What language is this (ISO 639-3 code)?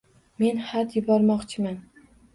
uzb